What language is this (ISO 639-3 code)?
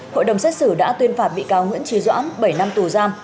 vie